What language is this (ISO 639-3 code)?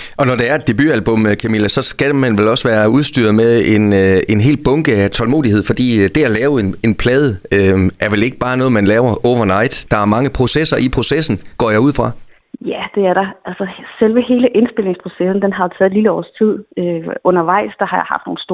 dan